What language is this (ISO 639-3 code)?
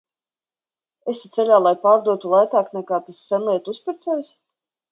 lav